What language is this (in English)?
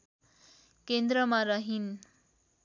Nepali